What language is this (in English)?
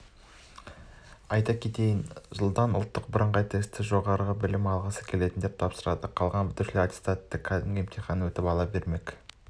Kazakh